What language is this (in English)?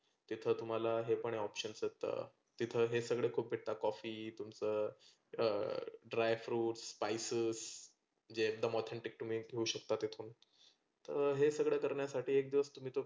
Marathi